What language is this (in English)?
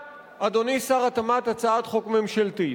Hebrew